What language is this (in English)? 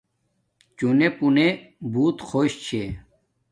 Domaaki